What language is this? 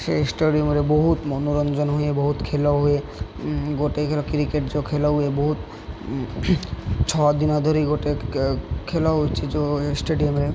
Odia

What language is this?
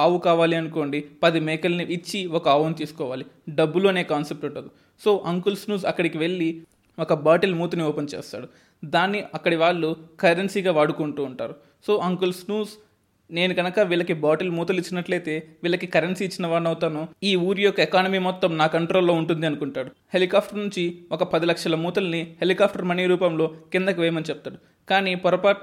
Telugu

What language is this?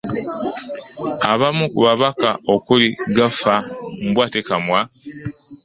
Ganda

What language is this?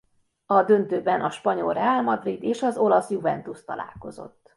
Hungarian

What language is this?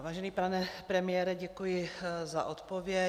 Czech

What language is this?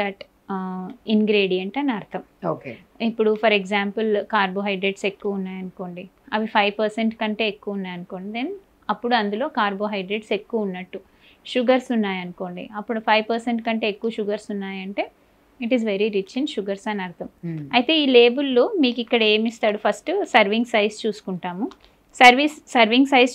Telugu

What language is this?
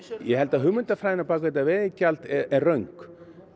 Icelandic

